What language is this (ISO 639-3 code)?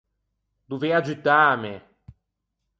lij